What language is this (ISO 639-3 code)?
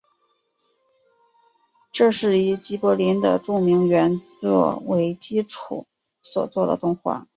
zho